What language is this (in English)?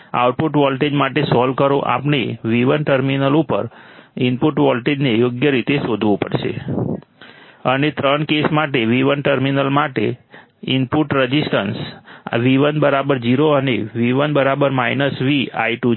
Gujarati